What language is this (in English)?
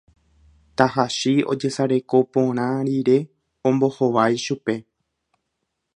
Guarani